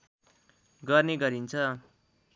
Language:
Nepali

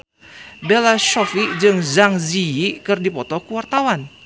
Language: Sundanese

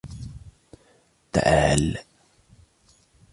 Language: Arabic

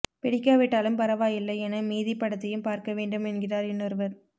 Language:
Tamil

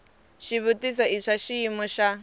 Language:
Tsonga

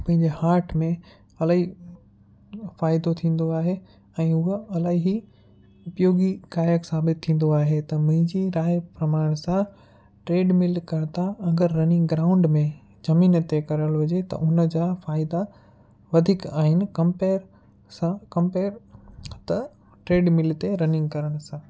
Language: Sindhi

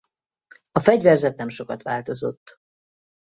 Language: Hungarian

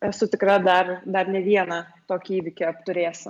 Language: Lithuanian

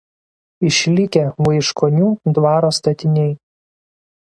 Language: Lithuanian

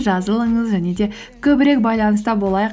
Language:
Kazakh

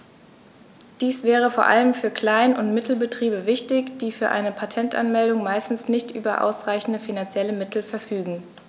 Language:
German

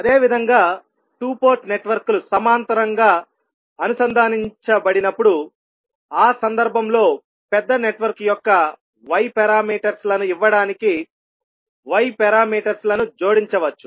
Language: Telugu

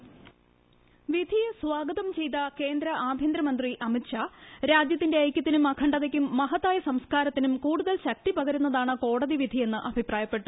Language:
Malayalam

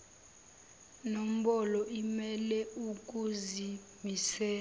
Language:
Zulu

